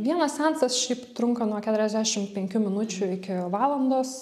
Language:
Lithuanian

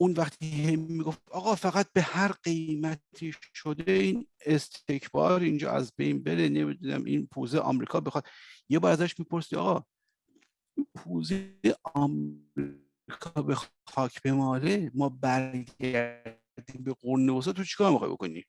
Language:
Persian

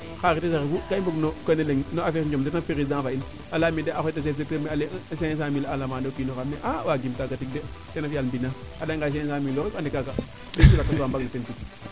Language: Serer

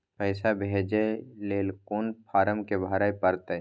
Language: Maithili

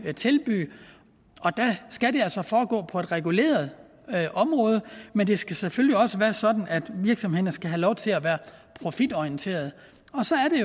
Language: Danish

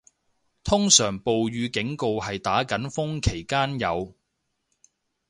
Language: Cantonese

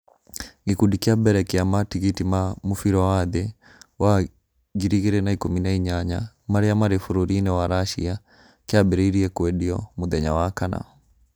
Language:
Kikuyu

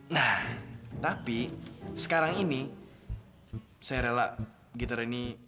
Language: Indonesian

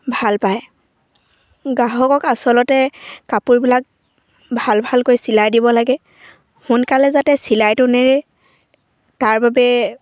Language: Assamese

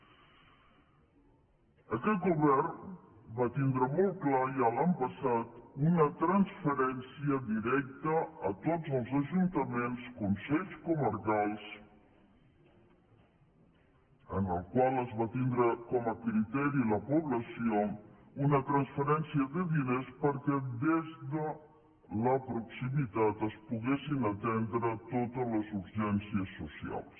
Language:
Catalan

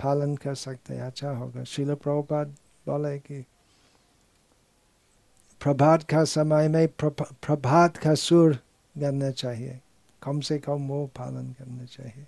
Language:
Hindi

